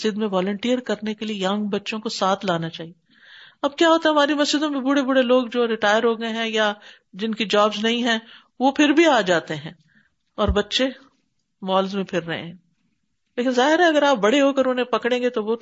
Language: Urdu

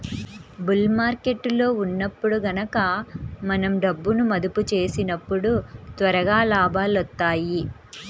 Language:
Telugu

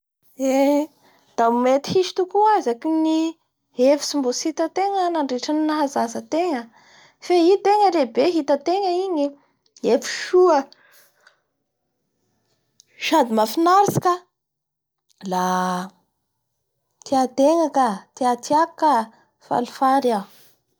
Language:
Bara Malagasy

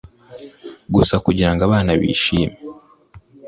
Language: Kinyarwanda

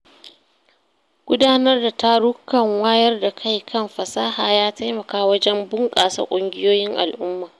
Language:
Hausa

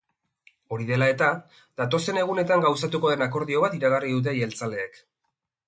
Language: Basque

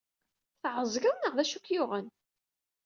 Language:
Kabyle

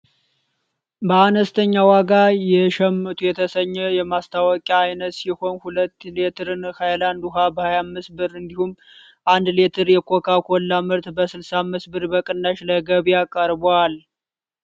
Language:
Amharic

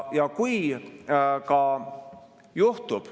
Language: Estonian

